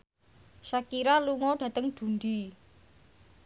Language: Javanese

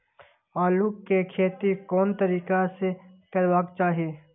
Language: Maithili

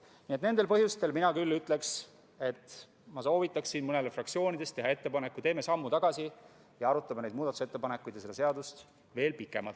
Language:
Estonian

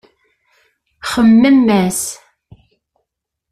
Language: Kabyle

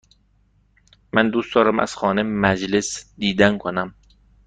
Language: Persian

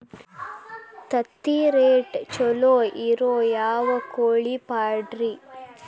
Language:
Kannada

